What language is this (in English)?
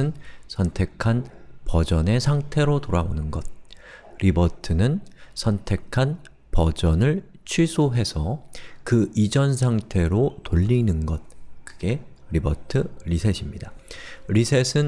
Korean